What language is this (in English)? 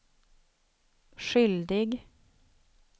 Swedish